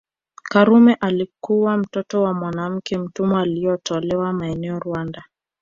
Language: Swahili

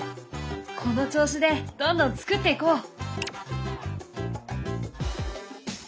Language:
Japanese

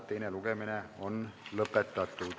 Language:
Estonian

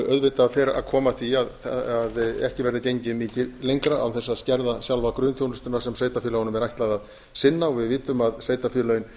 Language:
Icelandic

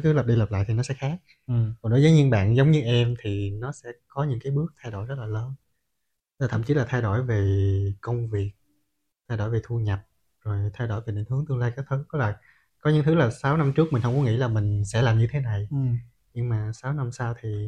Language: Vietnamese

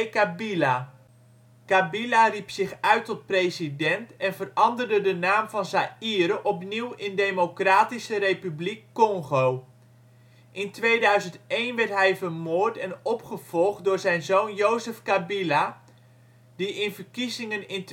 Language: Dutch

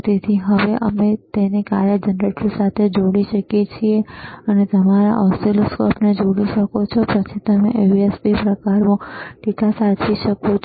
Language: Gujarati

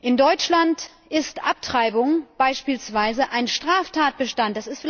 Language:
German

